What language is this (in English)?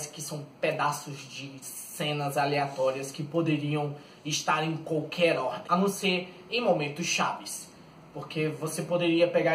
Portuguese